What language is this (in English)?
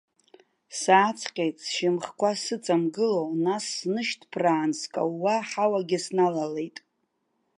Abkhazian